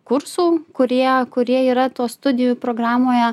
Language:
Lithuanian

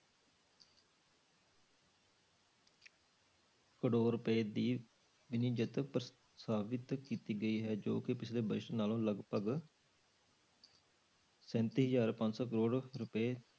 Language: Punjabi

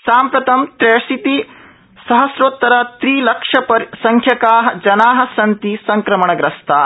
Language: Sanskrit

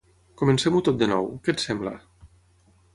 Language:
Catalan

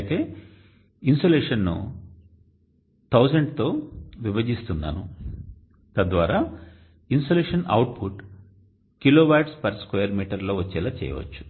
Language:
Telugu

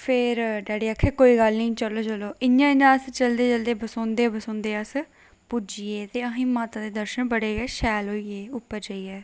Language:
Dogri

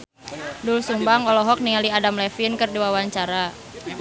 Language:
Sundanese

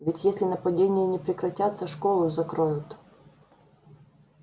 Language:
Russian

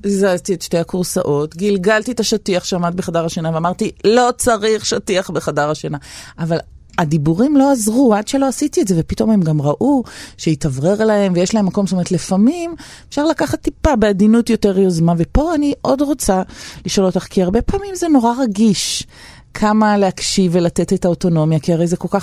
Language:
Hebrew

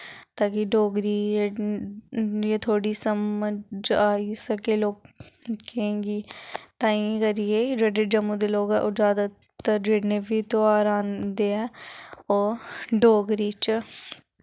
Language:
Dogri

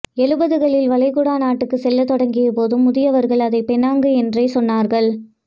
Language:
Tamil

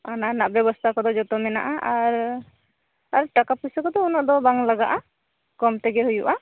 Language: Santali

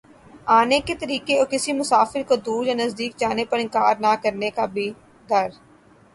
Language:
Urdu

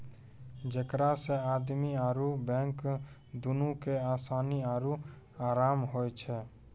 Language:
Maithili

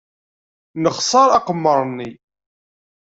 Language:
Kabyle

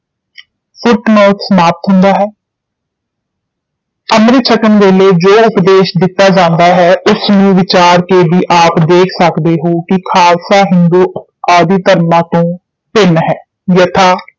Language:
Punjabi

